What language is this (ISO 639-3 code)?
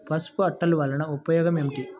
tel